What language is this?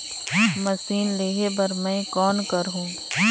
Chhattisgarhi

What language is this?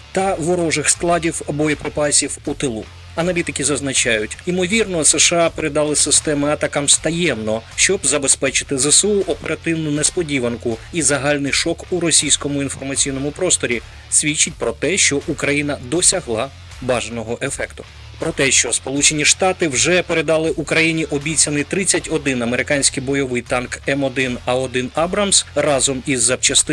Ukrainian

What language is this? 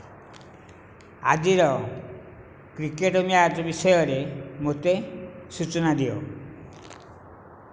Odia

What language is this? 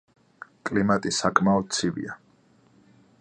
Georgian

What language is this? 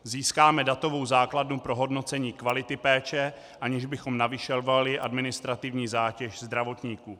Czech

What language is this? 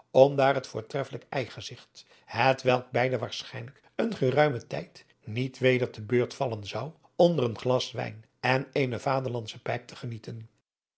Dutch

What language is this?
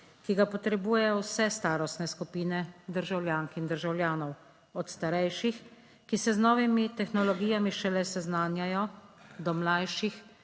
Slovenian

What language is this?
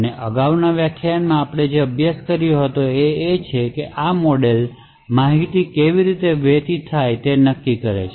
Gujarati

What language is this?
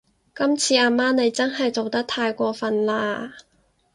Cantonese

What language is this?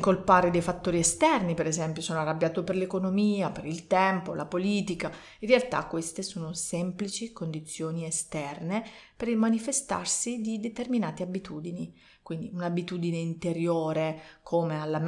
Italian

